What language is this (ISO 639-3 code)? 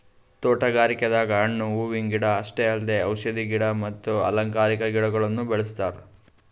kan